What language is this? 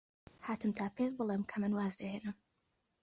Central Kurdish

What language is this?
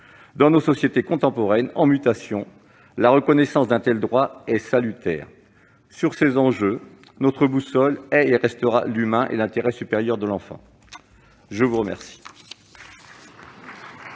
French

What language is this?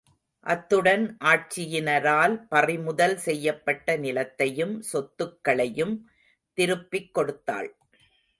Tamil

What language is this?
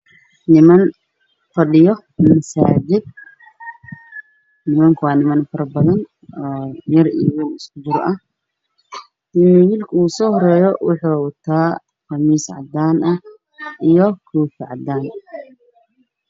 Somali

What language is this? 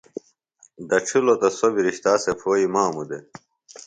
Phalura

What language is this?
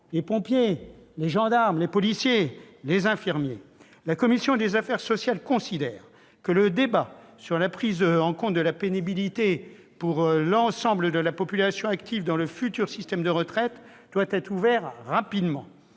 French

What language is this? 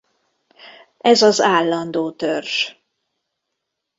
Hungarian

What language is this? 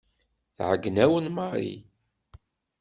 Kabyle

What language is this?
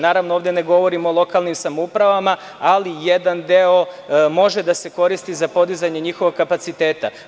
Serbian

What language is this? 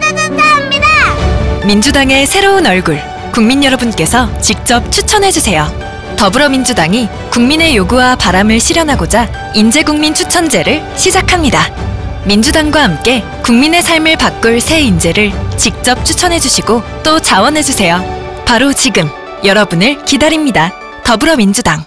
Korean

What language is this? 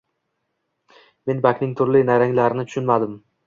Uzbek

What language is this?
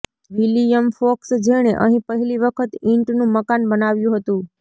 Gujarati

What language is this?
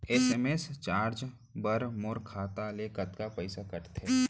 Chhattisgarhi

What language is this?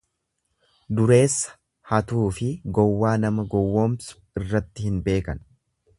Oromo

